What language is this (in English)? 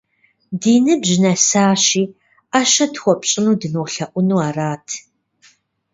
Kabardian